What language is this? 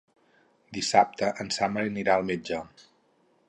Catalan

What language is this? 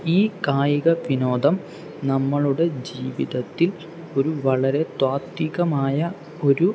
Malayalam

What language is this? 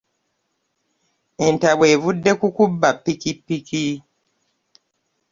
Ganda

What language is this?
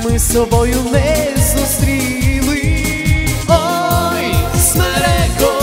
Ukrainian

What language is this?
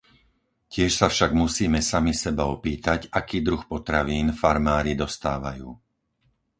Slovak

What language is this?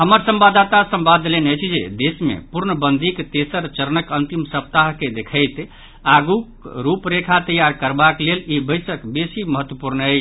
Maithili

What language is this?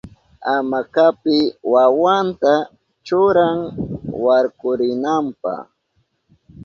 Southern Pastaza Quechua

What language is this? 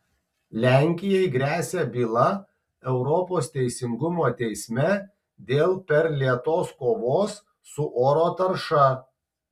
Lithuanian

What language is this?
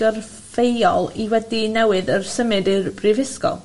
Welsh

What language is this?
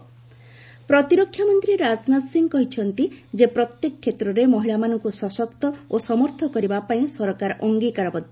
Odia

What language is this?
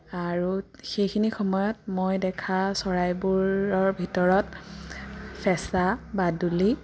Assamese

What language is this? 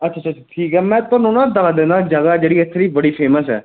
Punjabi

